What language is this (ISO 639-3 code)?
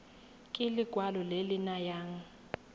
tsn